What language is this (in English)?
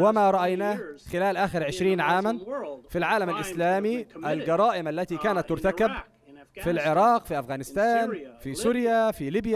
Arabic